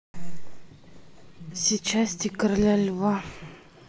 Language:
Russian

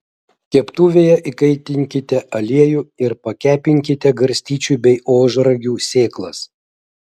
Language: Lithuanian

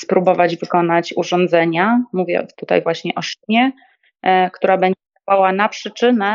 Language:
Polish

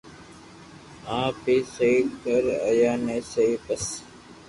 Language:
Loarki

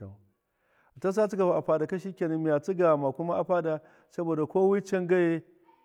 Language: Miya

